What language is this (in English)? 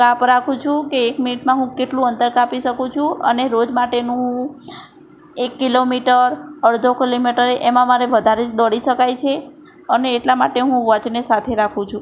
Gujarati